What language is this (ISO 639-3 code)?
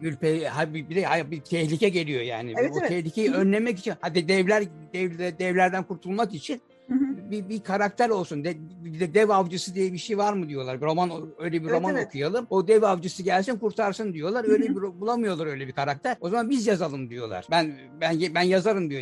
tur